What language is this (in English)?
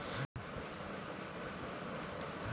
Bangla